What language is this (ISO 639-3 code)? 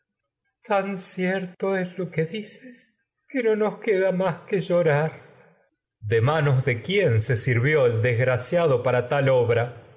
spa